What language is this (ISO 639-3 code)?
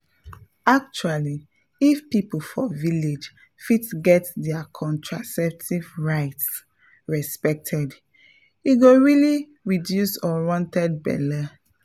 pcm